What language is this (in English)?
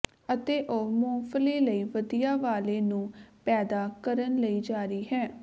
Punjabi